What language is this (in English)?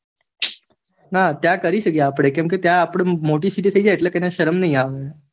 Gujarati